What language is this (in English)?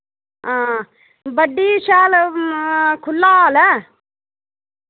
Dogri